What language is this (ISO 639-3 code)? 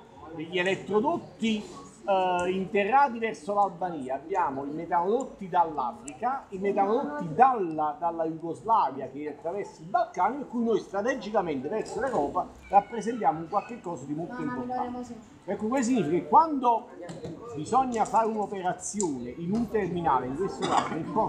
ita